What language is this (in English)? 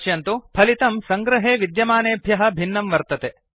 Sanskrit